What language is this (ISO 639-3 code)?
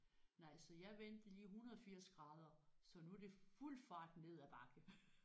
dan